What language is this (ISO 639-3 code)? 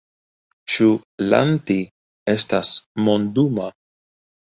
epo